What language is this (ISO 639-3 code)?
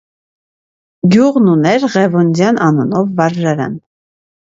hye